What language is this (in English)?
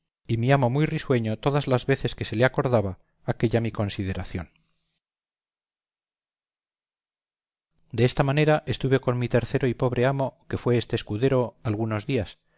Spanish